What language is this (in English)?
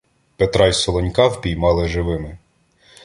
Ukrainian